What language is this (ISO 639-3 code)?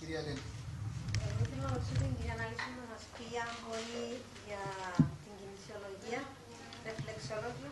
ell